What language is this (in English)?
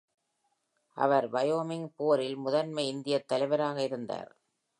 Tamil